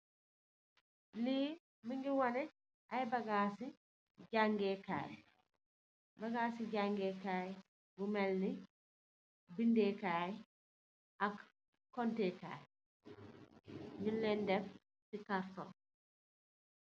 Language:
Wolof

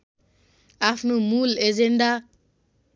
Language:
Nepali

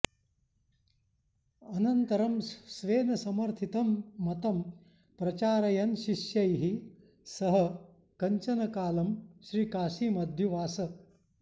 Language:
Sanskrit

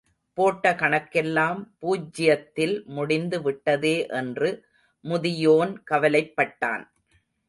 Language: Tamil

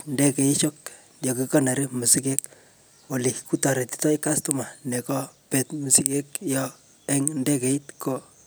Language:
Kalenjin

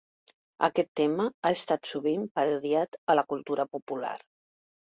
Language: Catalan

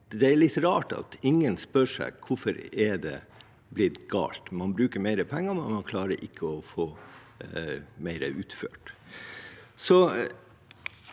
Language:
Norwegian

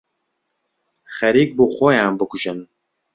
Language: Central Kurdish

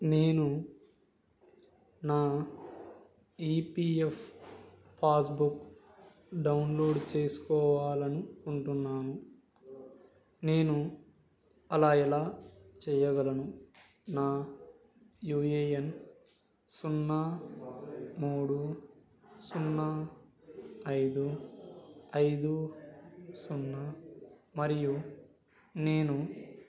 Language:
Telugu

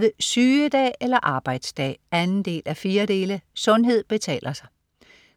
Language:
Danish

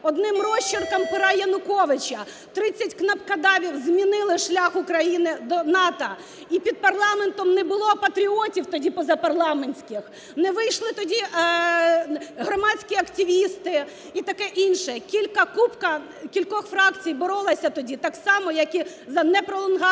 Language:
Ukrainian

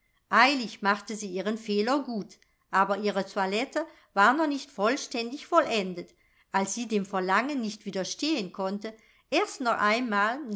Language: German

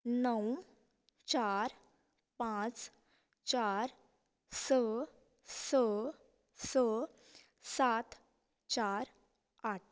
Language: Konkani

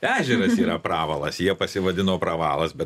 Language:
Lithuanian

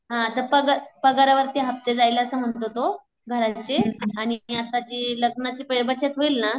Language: Marathi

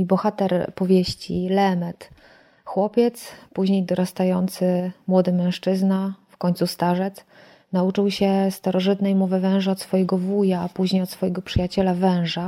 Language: Polish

